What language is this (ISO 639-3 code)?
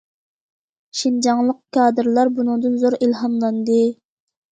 uig